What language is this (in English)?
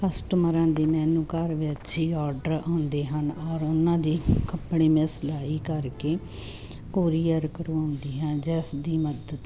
Punjabi